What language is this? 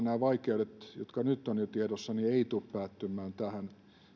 Finnish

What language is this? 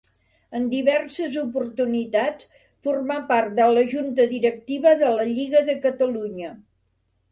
Catalan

